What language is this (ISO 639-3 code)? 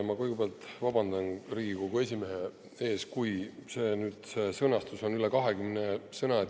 est